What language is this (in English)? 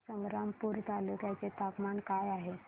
Marathi